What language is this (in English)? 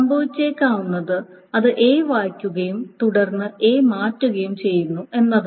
Malayalam